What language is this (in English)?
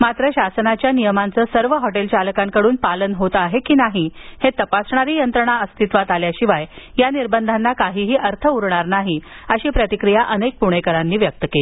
Marathi